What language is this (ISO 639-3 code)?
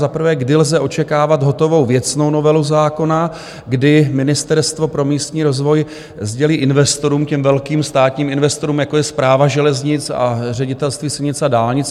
ces